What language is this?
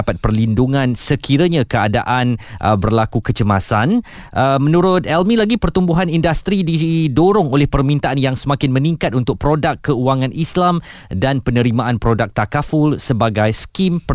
Malay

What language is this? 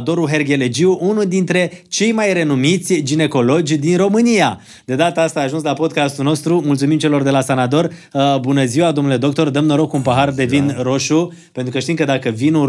Romanian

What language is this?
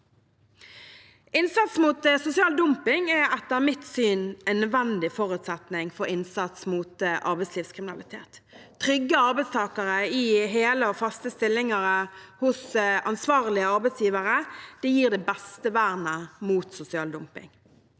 Norwegian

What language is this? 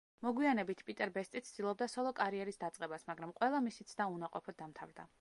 Georgian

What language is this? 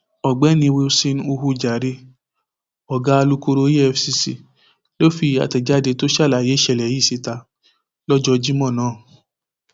Yoruba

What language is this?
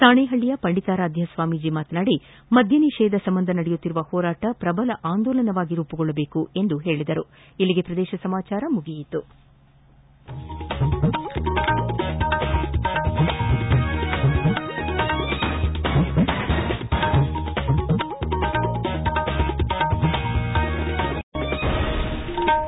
Kannada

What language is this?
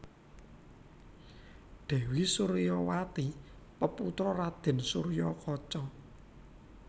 Javanese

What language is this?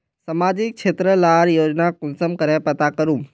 Magahi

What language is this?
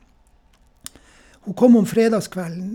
Norwegian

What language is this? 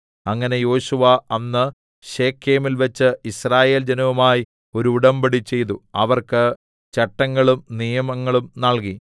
Malayalam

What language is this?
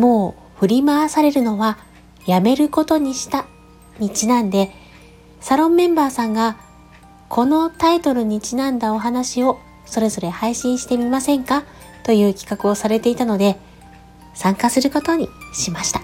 Japanese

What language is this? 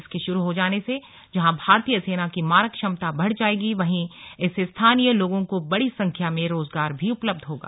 Hindi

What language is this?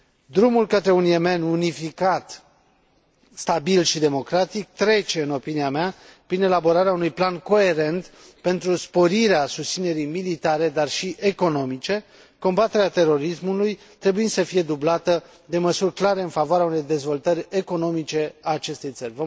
Romanian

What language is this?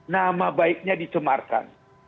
Indonesian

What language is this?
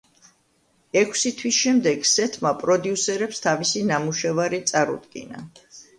Georgian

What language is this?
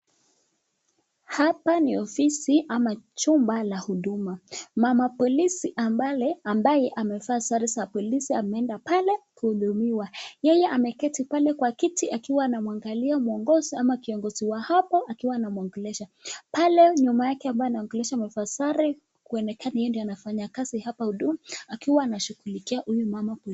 Swahili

